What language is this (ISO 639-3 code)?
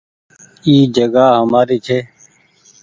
gig